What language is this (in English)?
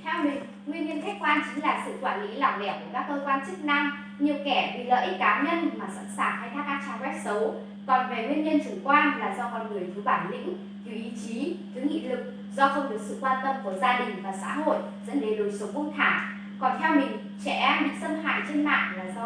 Vietnamese